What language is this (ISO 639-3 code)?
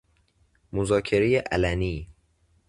fas